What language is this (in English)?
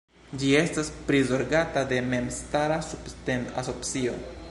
Esperanto